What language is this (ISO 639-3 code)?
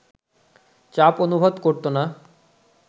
ben